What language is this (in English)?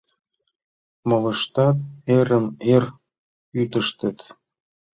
Mari